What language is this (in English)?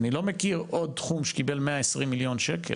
Hebrew